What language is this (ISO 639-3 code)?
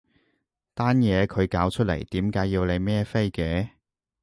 yue